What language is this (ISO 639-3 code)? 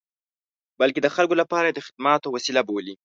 pus